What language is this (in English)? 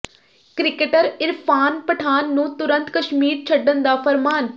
Punjabi